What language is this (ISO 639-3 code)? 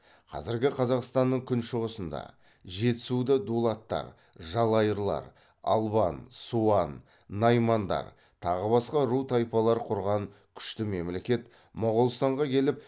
kaz